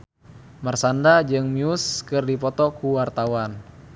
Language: Sundanese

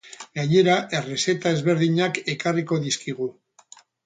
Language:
Basque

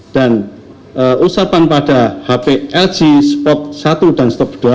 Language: Indonesian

